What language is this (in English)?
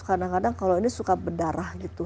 Indonesian